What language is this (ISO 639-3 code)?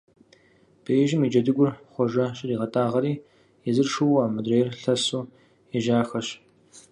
kbd